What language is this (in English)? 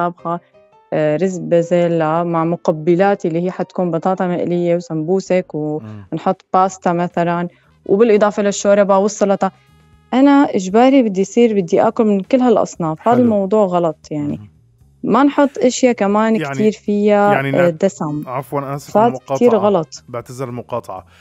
Arabic